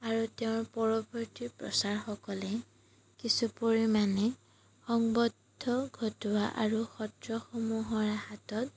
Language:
Assamese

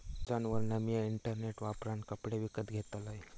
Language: Marathi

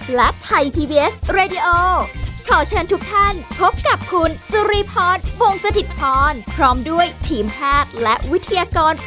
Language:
Thai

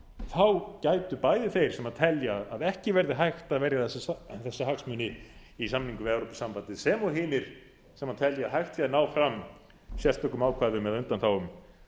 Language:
Icelandic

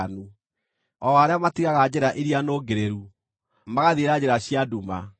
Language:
Kikuyu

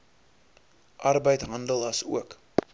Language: Afrikaans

